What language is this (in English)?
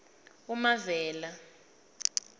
South Ndebele